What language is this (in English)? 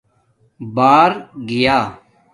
Domaaki